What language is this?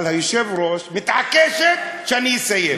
Hebrew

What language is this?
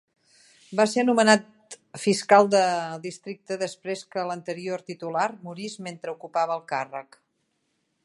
Catalan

